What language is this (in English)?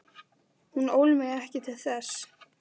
Icelandic